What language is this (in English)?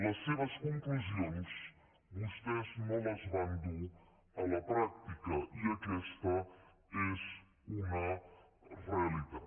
Catalan